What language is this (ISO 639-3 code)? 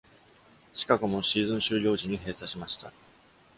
jpn